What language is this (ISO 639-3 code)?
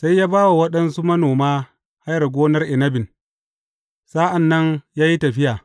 hau